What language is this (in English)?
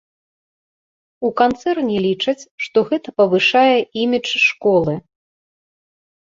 Belarusian